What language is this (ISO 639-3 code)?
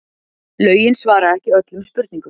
isl